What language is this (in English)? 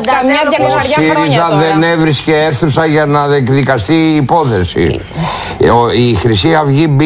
Greek